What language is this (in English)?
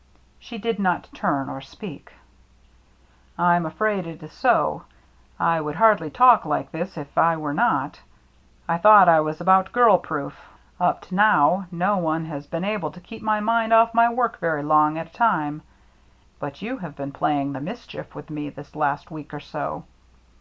English